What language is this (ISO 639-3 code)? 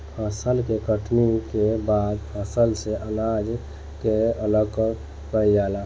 bho